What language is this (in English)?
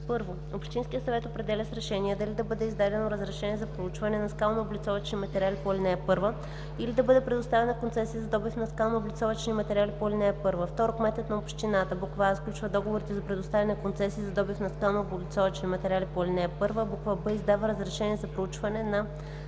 Bulgarian